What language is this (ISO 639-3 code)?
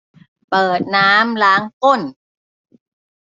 tha